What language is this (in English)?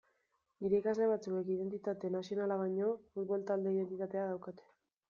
Basque